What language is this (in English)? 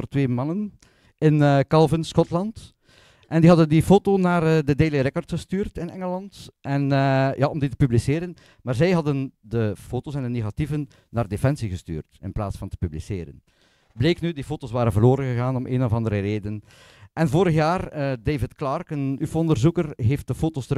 Dutch